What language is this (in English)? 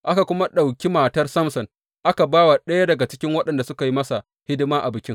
Hausa